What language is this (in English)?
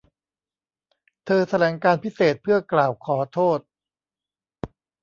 Thai